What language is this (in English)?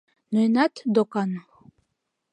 Mari